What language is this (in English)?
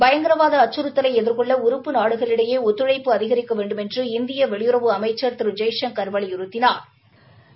Tamil